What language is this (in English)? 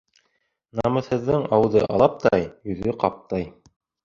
Bashkir